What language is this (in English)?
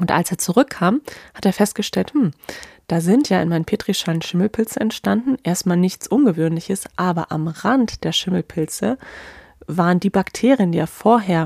German